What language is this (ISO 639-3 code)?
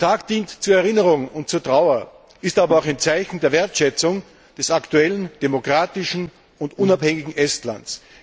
deu